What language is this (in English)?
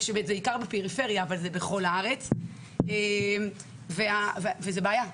Hebrew